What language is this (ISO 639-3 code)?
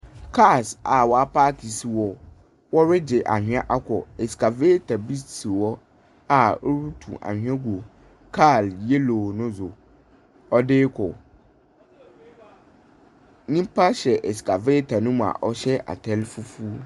aka